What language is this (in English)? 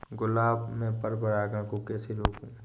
Hindi